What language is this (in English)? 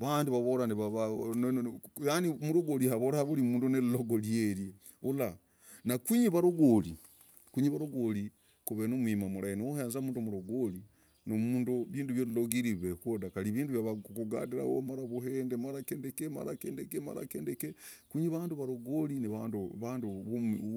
Logooli